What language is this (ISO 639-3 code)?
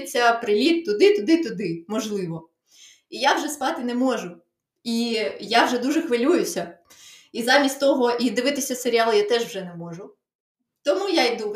ukr